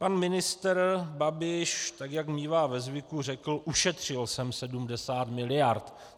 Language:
Czech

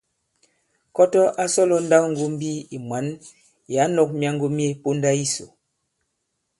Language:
Bankon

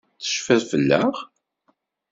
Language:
Kabyle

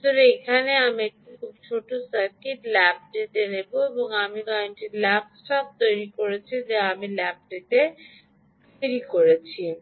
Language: Bangla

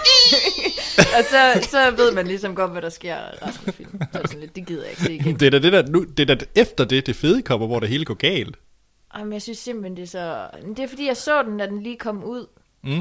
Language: Danish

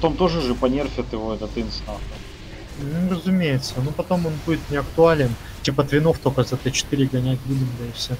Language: Russian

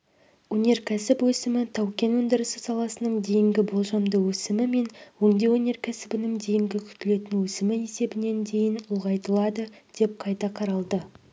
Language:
Kazakh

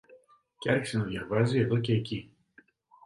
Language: Greek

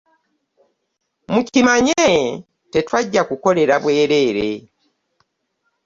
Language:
Ganda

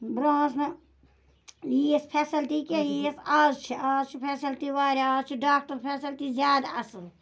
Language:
Kashmiri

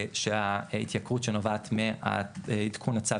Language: Hebrew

